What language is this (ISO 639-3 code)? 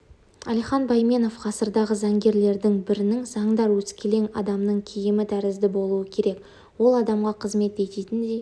kaz